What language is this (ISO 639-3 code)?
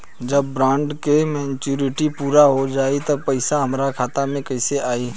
bho